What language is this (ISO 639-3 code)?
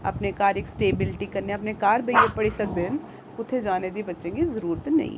doi